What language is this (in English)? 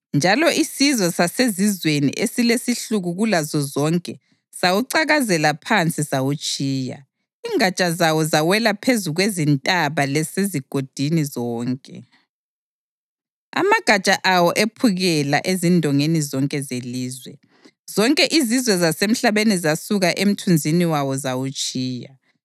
North Ndebele